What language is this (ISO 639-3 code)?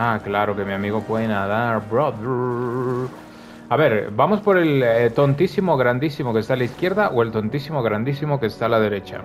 spa